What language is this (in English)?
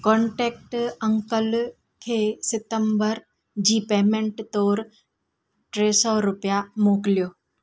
Sindhi